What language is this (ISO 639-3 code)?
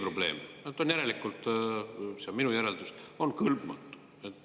est